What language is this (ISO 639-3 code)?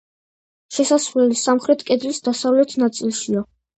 kat